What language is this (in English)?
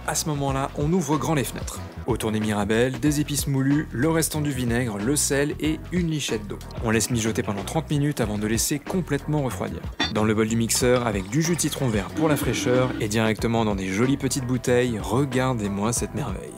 French